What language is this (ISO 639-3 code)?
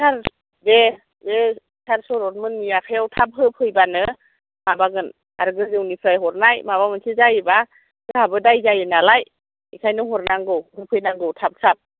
brx